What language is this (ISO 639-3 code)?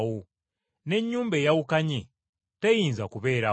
lug